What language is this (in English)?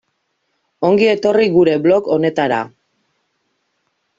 Basque